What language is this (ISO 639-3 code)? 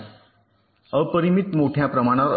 mar